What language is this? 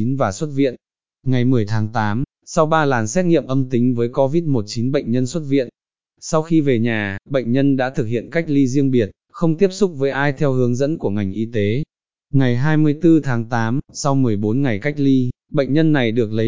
Vietnamese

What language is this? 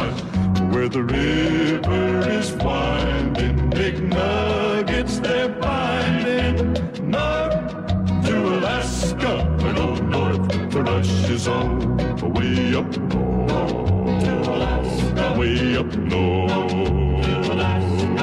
Hebrew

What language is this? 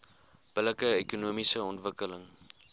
Afrikaans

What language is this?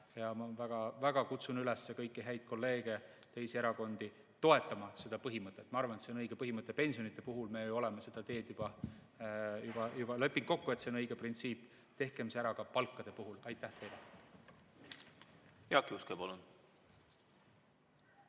Estonian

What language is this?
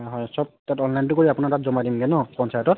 Assamese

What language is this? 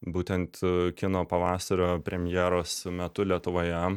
Lithuanian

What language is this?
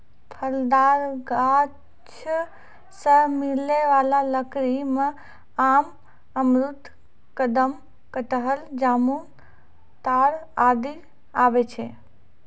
Maithili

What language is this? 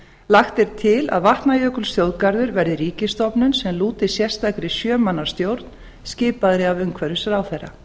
Icelandic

